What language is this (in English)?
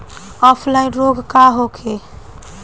Bhojpuri